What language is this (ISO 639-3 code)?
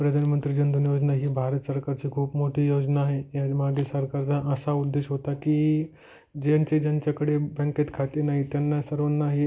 mar